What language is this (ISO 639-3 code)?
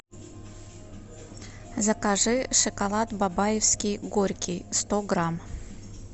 rus